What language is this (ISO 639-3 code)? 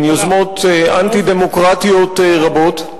heb